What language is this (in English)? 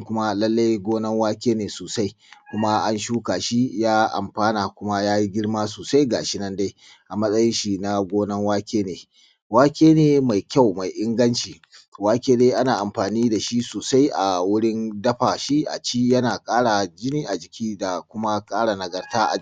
Hausa